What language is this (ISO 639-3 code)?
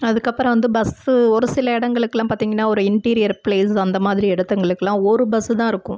tam